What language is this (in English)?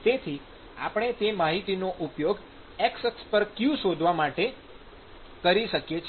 Gujarati